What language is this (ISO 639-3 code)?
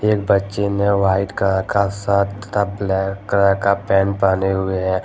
hin